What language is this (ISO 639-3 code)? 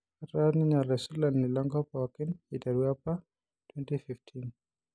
mas